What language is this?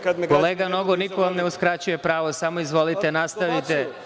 Serbian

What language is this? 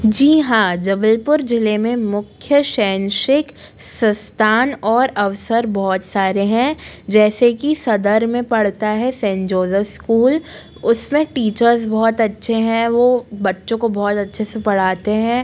Hindi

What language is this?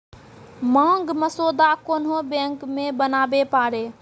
Maithili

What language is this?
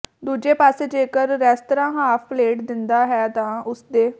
Punjabi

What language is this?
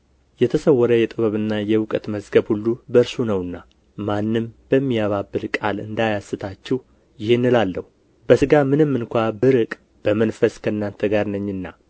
Amharic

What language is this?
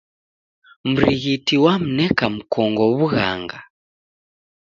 Taita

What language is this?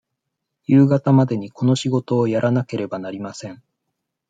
Japanese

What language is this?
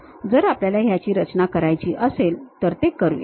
Marathi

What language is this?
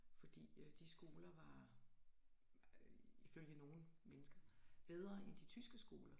Danish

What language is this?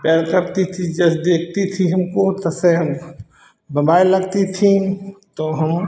Hindi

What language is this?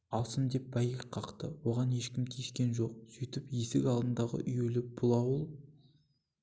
Kazakh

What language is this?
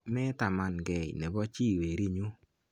Kalenjin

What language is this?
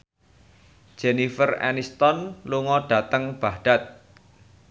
Javanese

